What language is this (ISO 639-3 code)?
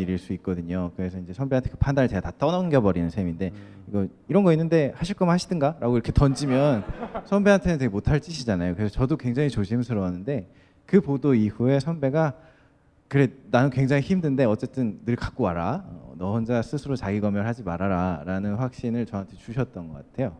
kor